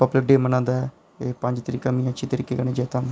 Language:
Dogri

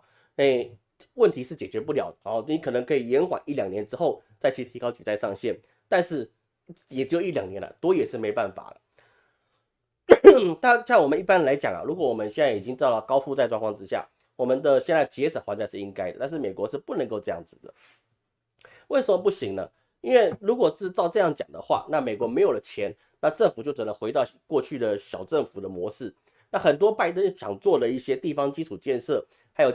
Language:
Chinese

